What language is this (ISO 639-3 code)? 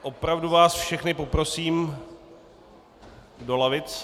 ces